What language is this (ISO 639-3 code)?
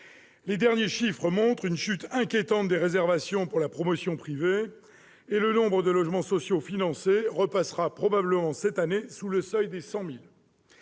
fra